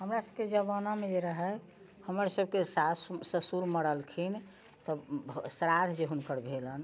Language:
Maithili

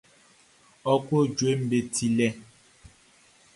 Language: Baoulé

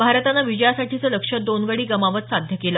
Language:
Marathi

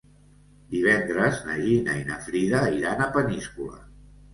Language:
Catalan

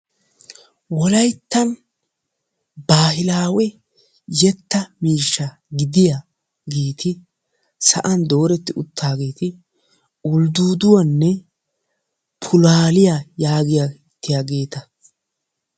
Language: Wolaytta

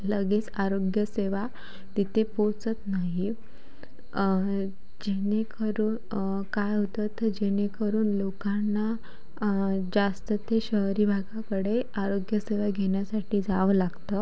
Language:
Marathi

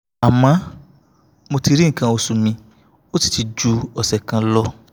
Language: Yoruba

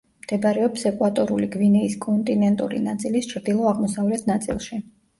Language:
Georgian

